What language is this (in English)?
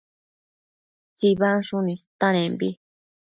Matsés